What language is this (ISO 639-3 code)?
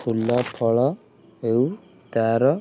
ori